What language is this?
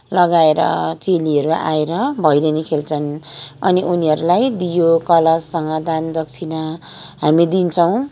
Nepali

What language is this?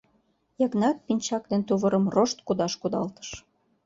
Mari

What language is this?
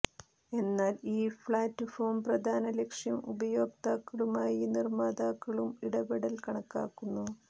Malayalam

